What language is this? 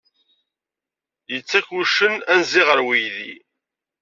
Kabyle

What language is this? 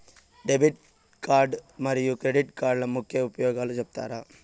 Telugu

